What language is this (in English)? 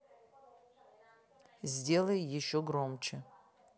Russian